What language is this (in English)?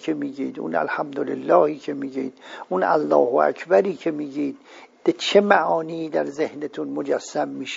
Persian